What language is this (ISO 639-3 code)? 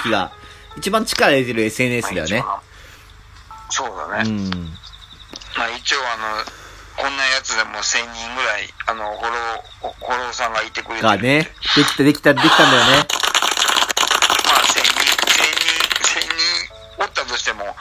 jpn